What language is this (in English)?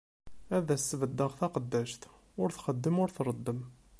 Kabyle